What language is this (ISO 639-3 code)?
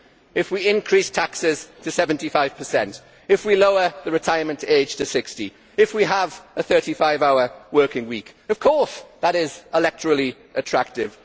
eng